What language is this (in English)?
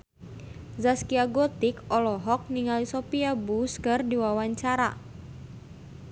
Sundanese